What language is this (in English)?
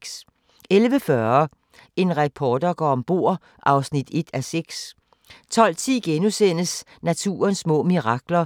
Danish